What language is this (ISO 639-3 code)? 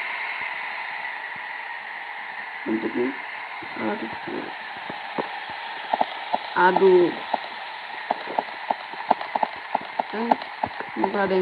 ind